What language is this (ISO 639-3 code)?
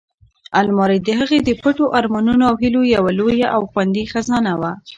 pus